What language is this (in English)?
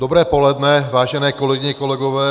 Czech